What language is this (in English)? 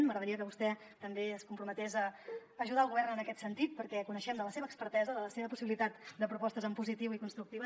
Catalan